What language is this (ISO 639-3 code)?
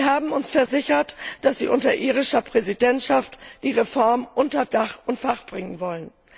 deu